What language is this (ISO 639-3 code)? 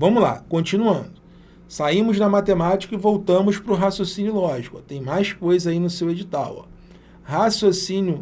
por